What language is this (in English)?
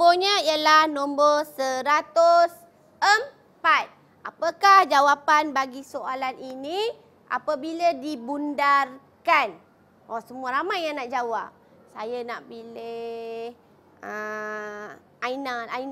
Malay